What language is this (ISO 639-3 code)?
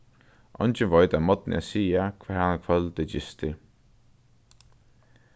fao